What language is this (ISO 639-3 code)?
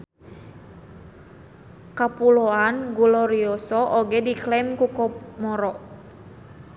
sun